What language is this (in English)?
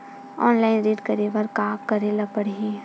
Chhattisgarhi